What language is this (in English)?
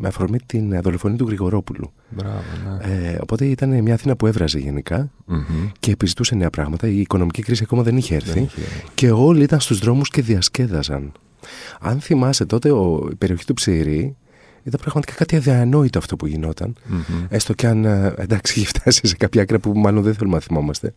Greek